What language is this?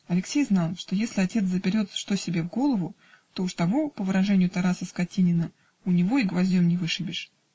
Russian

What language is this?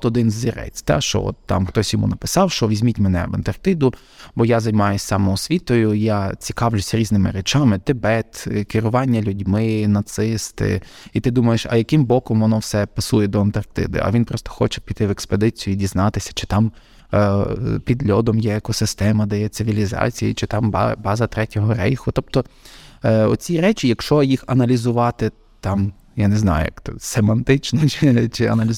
Ukrainian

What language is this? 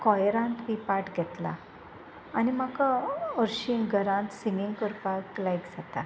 Konkani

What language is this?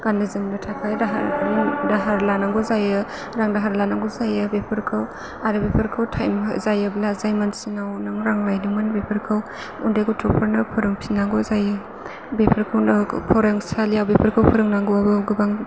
Bodo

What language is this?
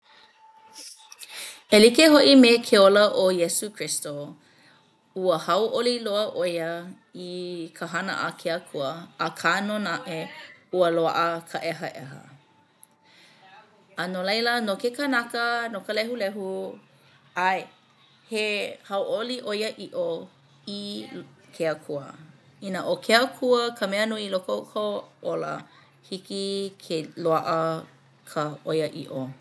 Hawaiian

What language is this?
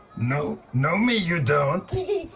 English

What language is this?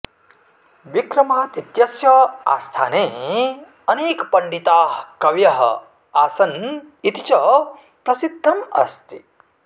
Sanskrit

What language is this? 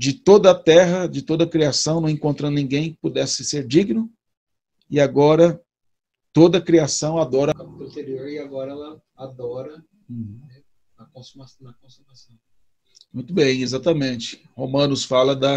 Portuguese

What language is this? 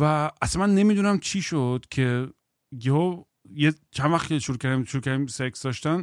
Persian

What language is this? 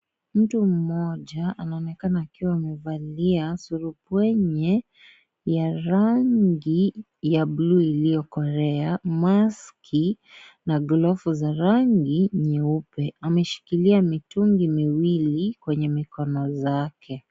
Swahili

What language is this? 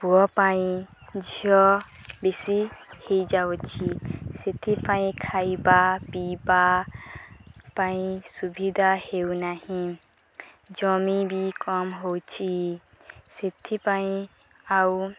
Odia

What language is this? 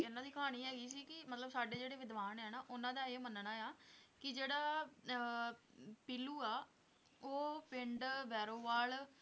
Punjabi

